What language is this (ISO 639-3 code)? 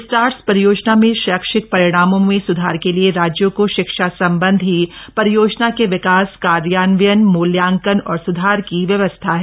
hin